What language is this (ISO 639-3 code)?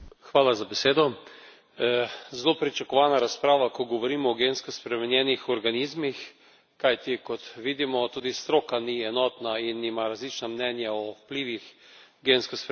slv